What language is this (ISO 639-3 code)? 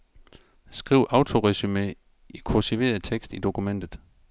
dan